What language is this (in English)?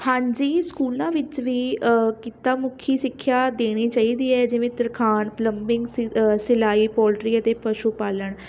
Punjabi